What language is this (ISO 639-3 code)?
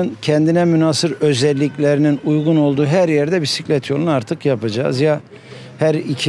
tur